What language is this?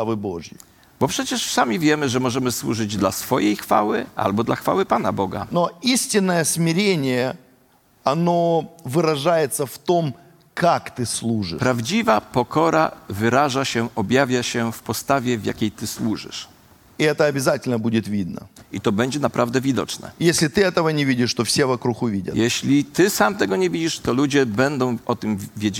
Polish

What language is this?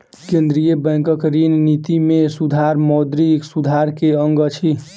Maithili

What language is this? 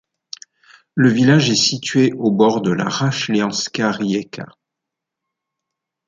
French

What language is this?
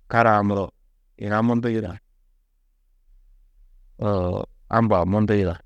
Tedaga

